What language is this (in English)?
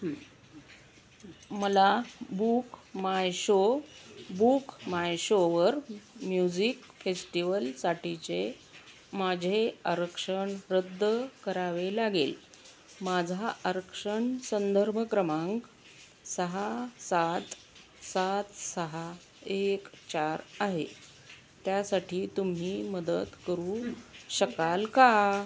Marathi